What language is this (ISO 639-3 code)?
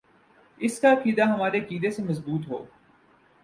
urd